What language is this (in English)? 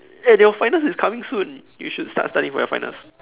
English